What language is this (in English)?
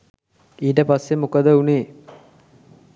Sinhala